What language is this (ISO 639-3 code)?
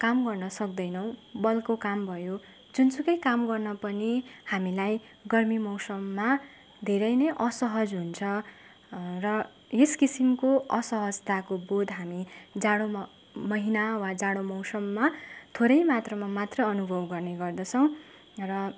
nep